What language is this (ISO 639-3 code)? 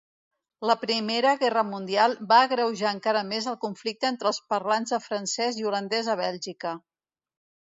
cat